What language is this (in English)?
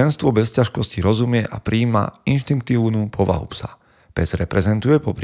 Slovak